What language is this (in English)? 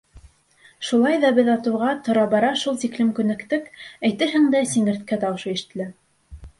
Bashkir